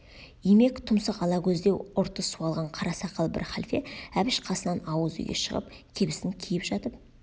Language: Kazakh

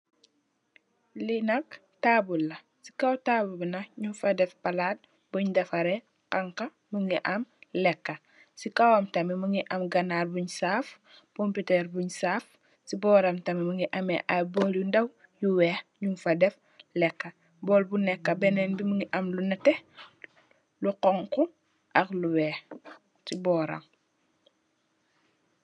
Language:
Wolof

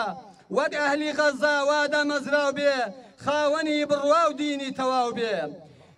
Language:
Arabic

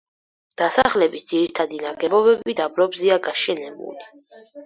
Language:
Georgian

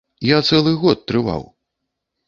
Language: Belarusian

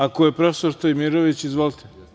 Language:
Serbian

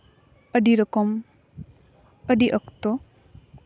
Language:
Santali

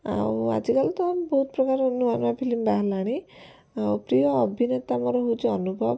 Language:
Odia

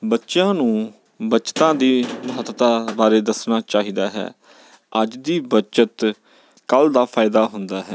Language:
Punjabi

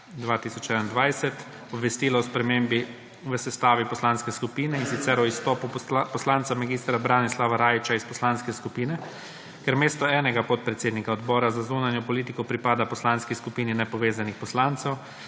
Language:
Slovenian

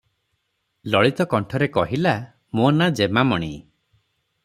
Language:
Odia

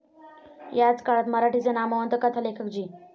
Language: Marathi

